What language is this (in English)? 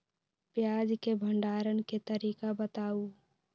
Magahi